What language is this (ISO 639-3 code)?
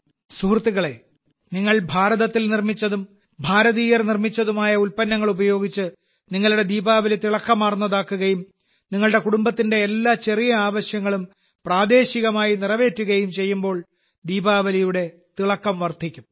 mal